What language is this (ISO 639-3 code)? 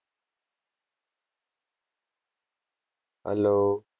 guj